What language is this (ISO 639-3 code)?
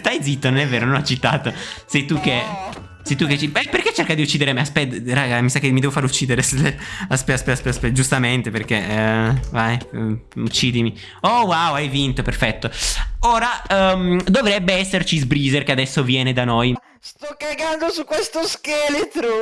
ita